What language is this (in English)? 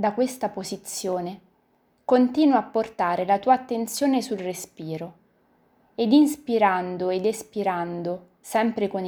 Italian